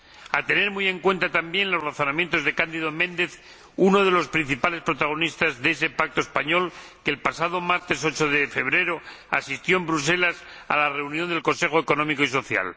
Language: Spanish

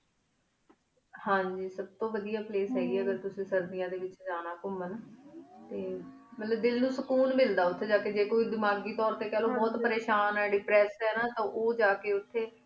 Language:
Punjabi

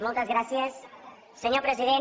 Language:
Catalan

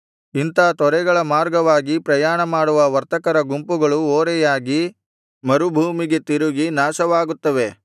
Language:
Kannada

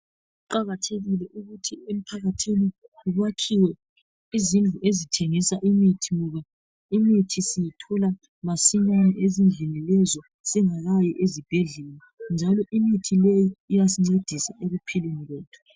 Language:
North Ndebele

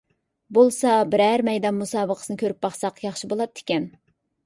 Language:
Uyghur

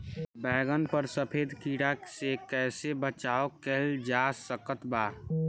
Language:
Bhojpuri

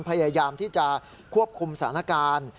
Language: Thai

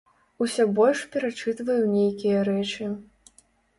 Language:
Belarusian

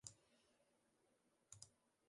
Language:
Western Frisian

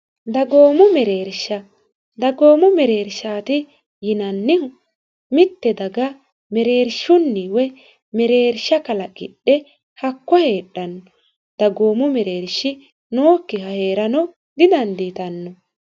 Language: Sidamo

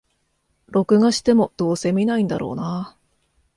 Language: Japanese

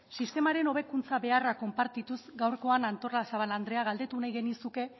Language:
Basque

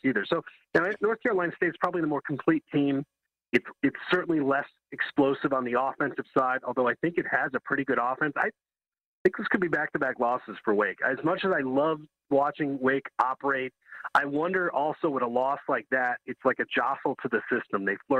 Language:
English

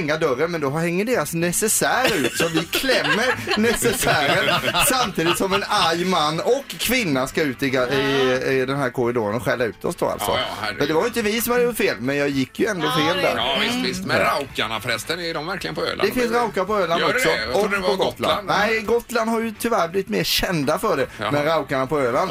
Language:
Swedish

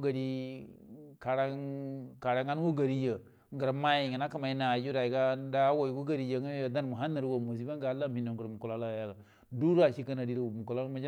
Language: Buduma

